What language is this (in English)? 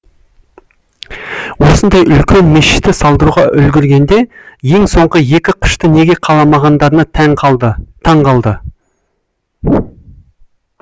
Kazakh